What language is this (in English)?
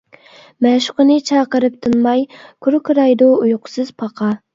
Uyghur